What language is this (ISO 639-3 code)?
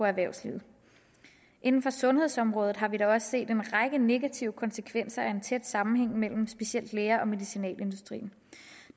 dan